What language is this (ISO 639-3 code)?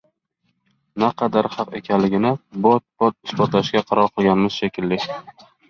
uzb